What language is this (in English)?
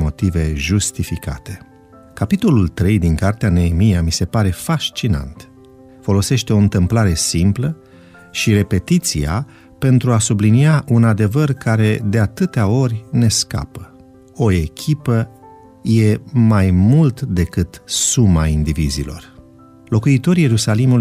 Romanian